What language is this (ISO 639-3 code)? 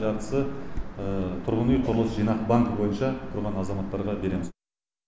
kaz